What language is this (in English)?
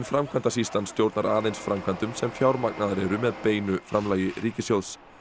Icelandic